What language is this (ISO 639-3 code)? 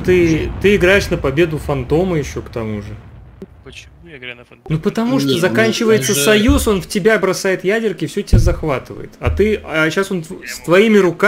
rus